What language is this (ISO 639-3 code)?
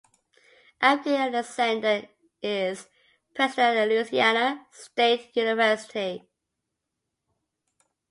eng